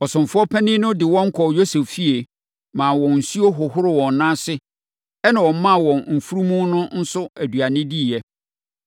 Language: Akan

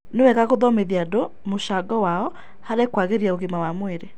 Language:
Kikuyu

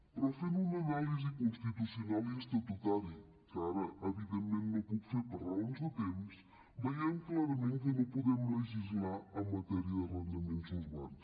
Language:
Catalan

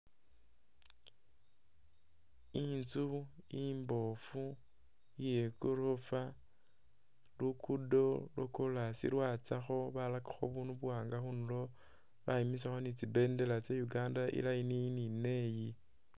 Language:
Masaaba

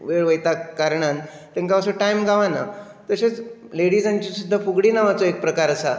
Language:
Konkani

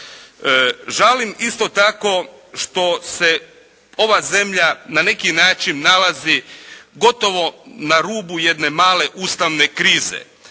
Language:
Croatian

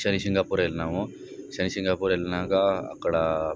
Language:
Telugu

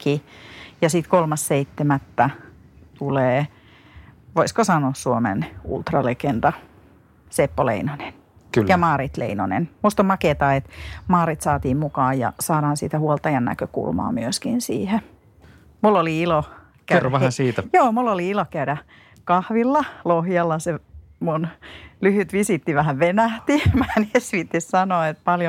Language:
Finnish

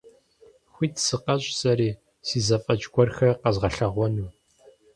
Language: Kabardian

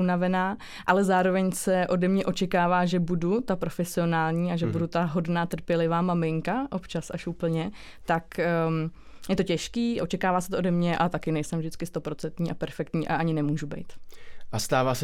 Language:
Czech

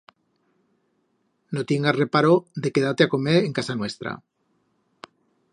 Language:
Aragonese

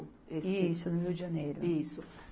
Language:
Portuguese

